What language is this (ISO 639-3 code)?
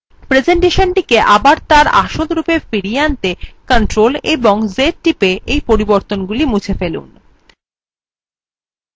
ben